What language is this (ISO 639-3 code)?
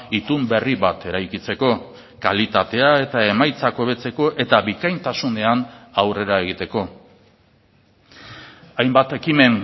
eus